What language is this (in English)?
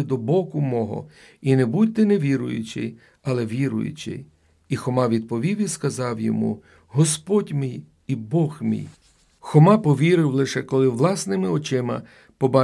Ukrainian